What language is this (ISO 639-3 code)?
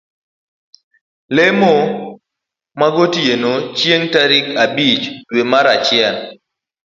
luo